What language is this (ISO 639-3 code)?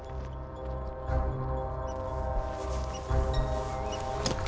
isl